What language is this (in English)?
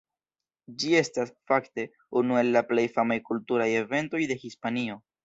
Esperanto